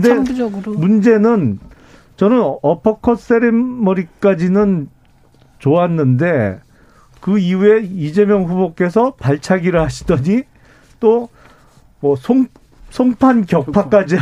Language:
Korean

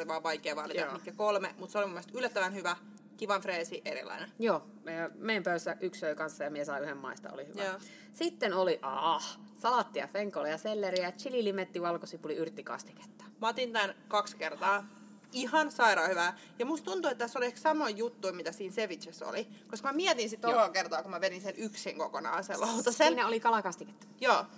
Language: Finnish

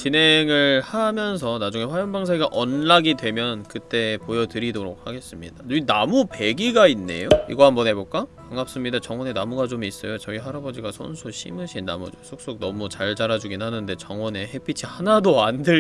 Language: Korean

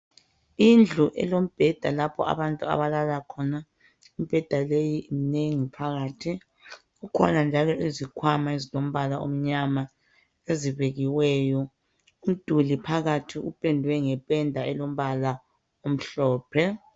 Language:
North Ndebele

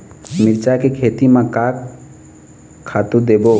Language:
Chhattisgarhi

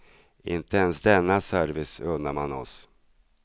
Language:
Swedish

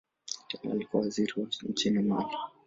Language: Swahili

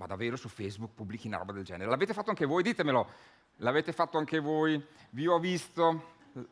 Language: Italian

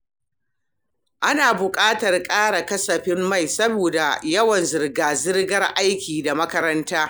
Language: Hausa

